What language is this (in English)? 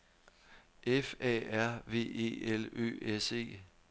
Danish